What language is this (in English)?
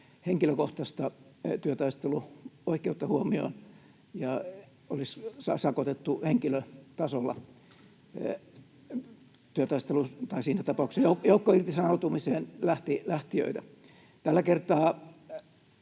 Finnish